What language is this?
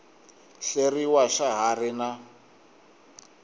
Tsonga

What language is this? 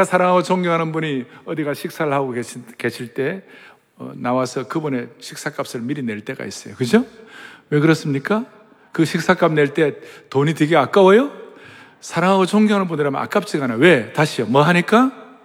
Korean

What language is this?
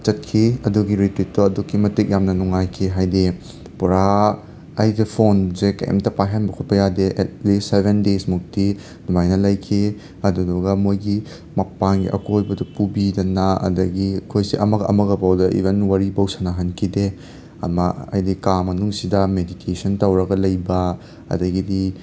Manipuri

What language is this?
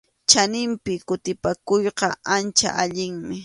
Arequipa-La Unión Quechua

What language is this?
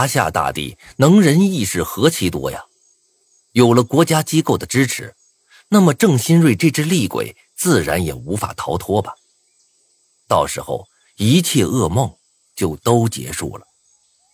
Chinese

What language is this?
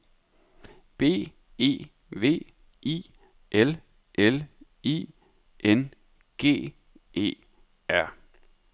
Danish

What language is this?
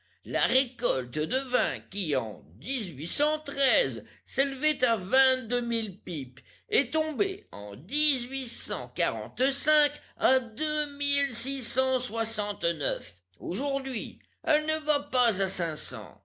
French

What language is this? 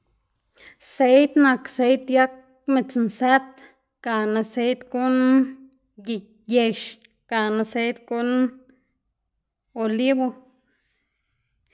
Xanaguía Zapotec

